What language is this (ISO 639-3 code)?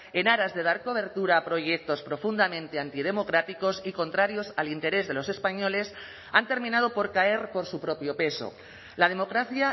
spa